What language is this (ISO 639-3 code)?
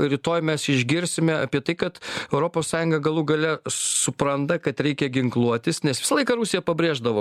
lit